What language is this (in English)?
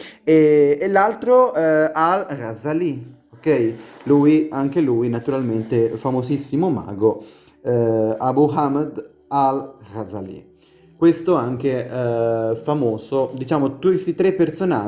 Italian